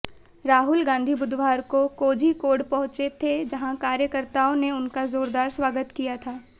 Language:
Hindi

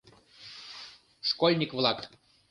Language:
Mari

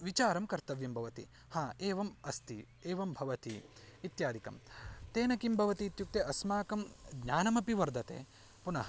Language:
Sanskrit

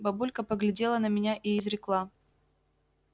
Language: Russian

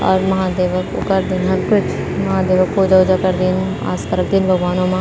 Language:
Garhwali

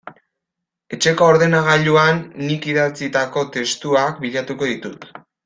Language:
Basque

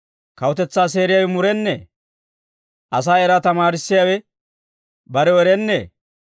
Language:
Dawro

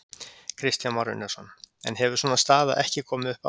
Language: Icelandic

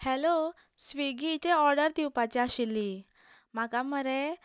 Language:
Konkani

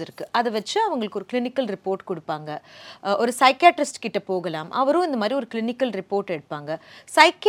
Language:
Tamil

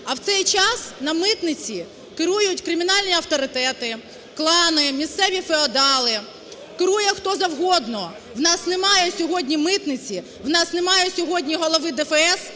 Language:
Ukrainian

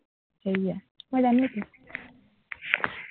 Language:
Assamese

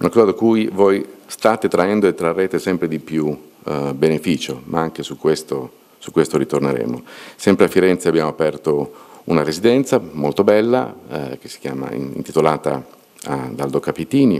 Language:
Italian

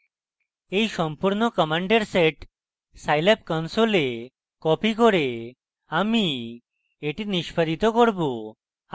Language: Bangla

